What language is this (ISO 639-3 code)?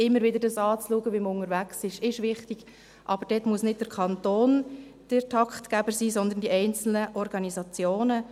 gsw